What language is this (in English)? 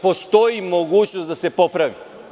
Serbian